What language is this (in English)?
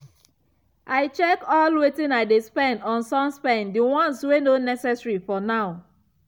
Nigerian Pidgin